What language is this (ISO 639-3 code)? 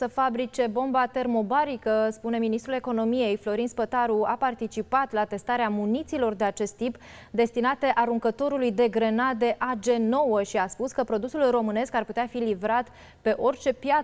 ron